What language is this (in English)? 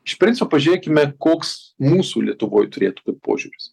Lithuanian